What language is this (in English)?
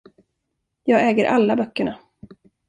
Swedish